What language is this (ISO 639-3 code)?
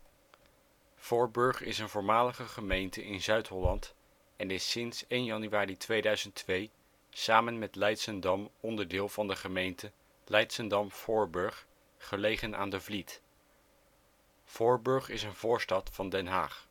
nld